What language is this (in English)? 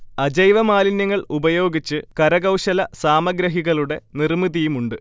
Malayalam